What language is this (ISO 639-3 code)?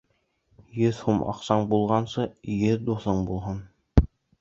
bak